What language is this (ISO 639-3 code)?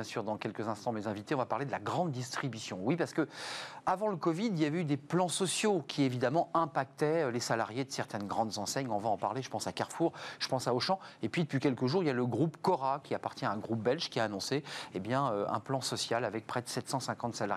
fra